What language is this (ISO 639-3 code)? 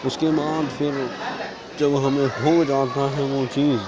urd